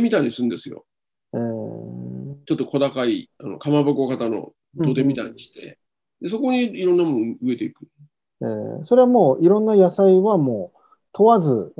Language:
Japanese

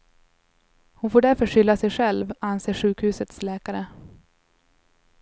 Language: Swedish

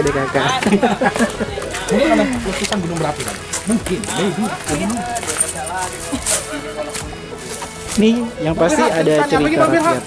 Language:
Indonesian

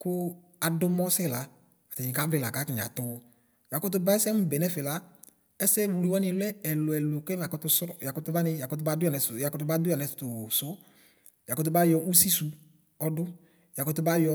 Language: Ikposo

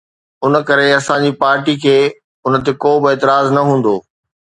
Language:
Sindhi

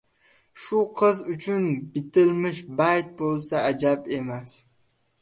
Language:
Uzbek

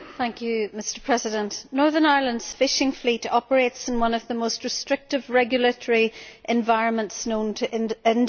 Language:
English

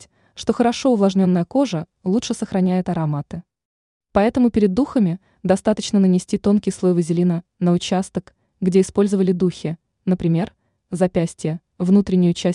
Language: Russian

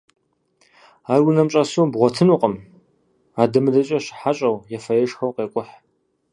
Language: Kabardian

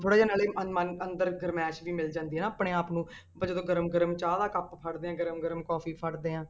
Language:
Punjabi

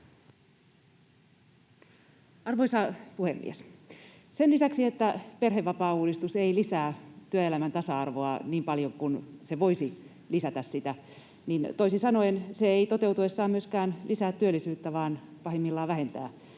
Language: Finnish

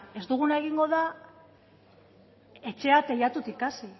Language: Basque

